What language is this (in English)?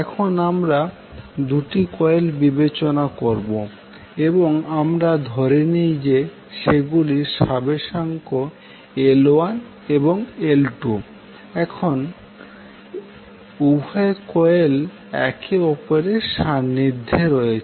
Bangla